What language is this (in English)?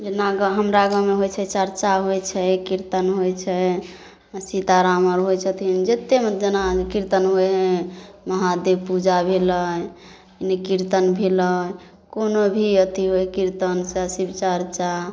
Maithili